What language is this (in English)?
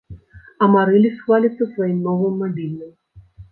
Belarusian